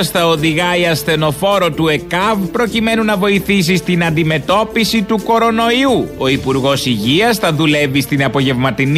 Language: Greek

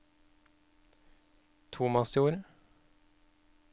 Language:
Norwegian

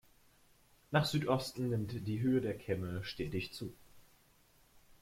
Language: German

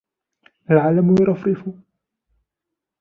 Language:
Arabic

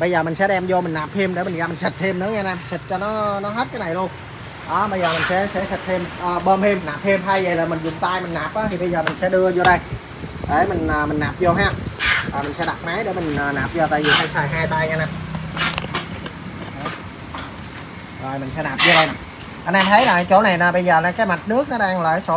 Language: Vietnamese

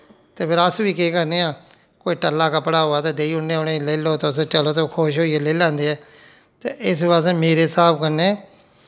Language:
Dogri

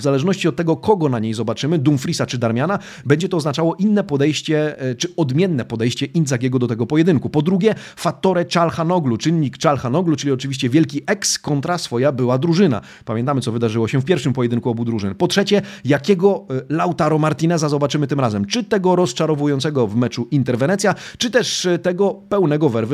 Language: Polish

